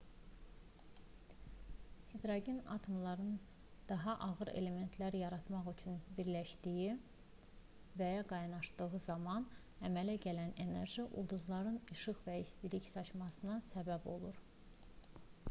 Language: Azerbaijani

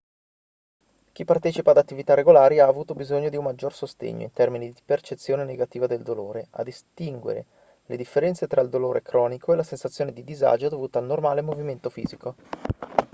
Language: Italian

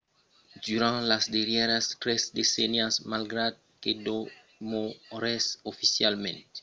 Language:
Occitan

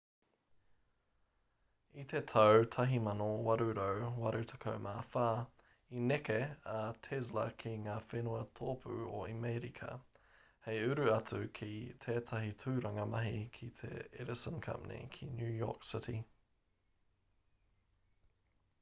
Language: Māori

